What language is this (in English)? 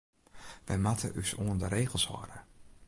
Western Frisian